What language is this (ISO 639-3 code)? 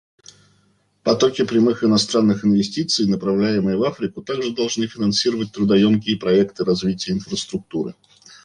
rus